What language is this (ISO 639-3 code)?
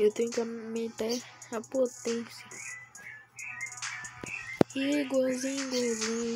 por